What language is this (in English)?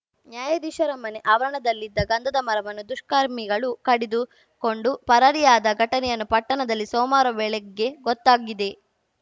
Kannada